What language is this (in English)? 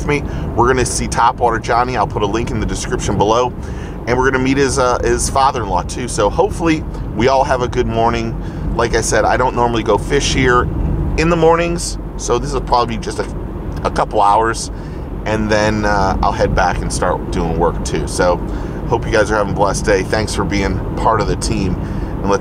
English